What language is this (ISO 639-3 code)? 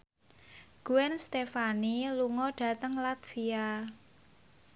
jav